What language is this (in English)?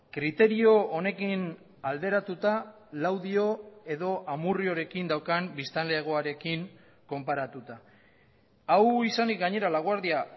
Basque